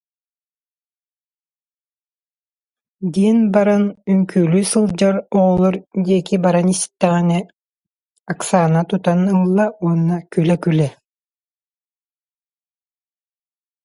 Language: Yakut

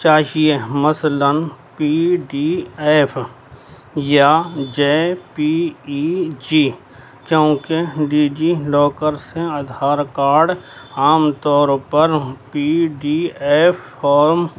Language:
Urdu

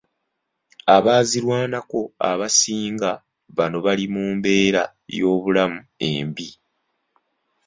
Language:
Ganda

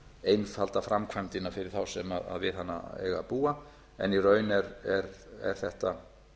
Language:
Icelandic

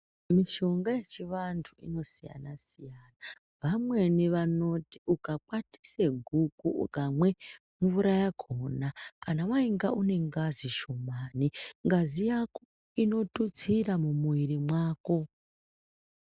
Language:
Ndau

